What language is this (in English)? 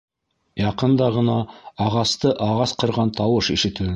Bashkir